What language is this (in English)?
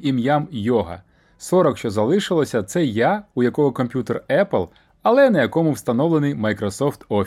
Ukrainian